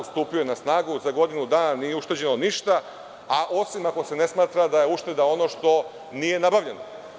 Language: Serbian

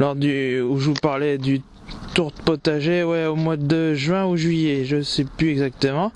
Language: French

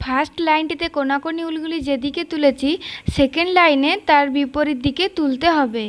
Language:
Hindi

